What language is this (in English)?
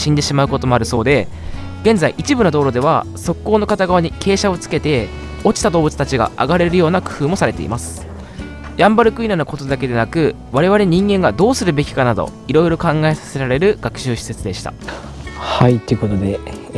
Japanese